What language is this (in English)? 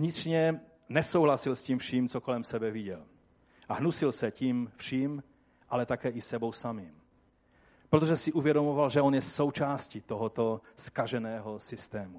Czech